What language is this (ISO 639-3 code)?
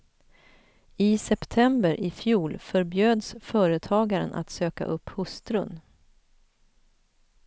swe